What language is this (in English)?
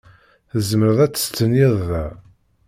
Kabyle